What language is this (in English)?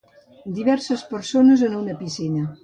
Catalan